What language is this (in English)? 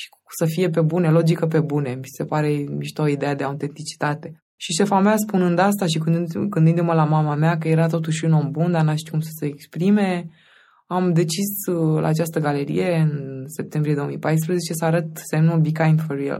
Romanian